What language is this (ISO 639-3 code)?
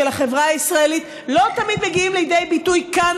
heb